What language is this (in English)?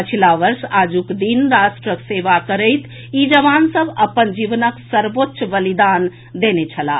Maithili